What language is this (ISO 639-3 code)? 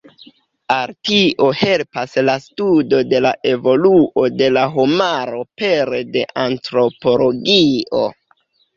epo